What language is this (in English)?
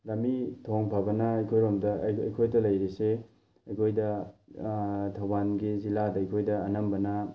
Manipuri